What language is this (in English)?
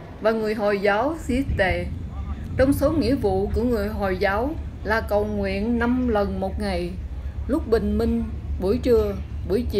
Vietnamese